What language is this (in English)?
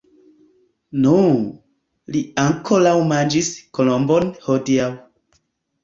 Esperanto